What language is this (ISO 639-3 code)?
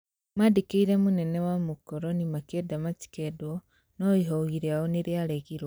kik